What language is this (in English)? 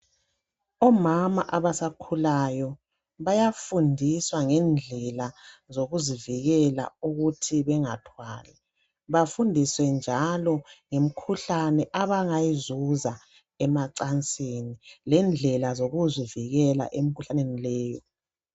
North Ndebele